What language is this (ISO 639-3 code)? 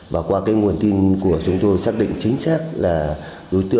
vie